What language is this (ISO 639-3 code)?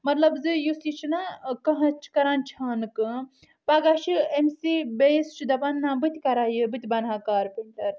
kas